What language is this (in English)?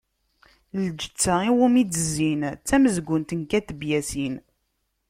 Kabyle